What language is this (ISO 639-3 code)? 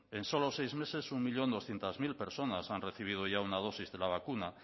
spa